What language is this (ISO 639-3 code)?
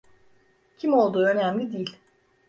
tur